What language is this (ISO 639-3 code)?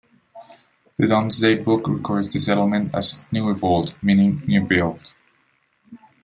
eng